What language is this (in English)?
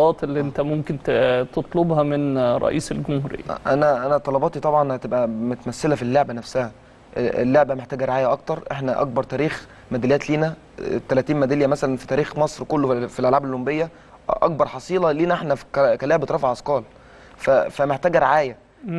Arabic